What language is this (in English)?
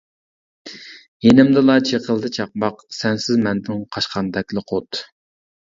Uyghur